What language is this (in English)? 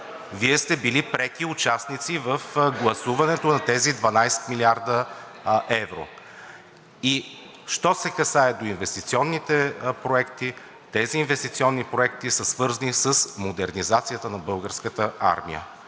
Bulgarian